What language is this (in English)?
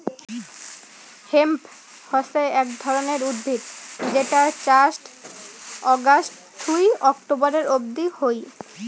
Bangla